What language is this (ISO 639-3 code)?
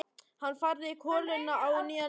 isl